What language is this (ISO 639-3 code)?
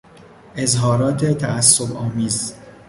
fas